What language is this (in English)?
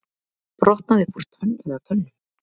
Icelandic